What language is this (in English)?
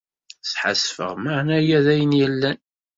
Kabyle